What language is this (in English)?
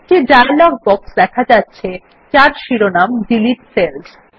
Bangla